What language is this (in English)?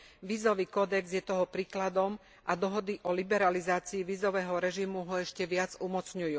Slovak